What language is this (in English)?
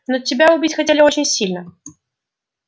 Russian